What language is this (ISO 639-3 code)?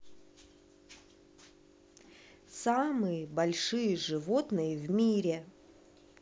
rus